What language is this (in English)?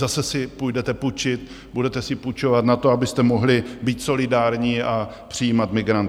Czech